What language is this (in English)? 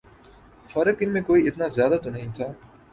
Urdu